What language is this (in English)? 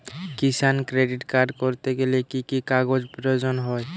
Bangla